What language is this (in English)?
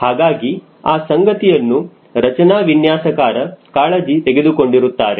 Kannada